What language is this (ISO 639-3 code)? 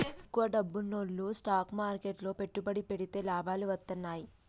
tel